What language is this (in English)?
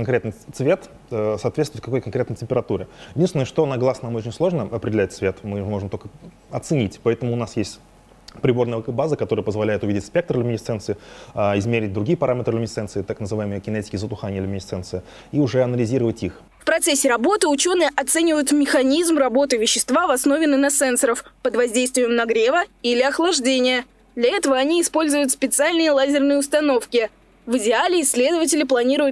Russian